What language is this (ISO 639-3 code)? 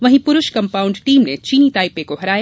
hin